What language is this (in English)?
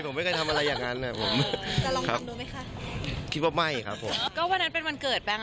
Thai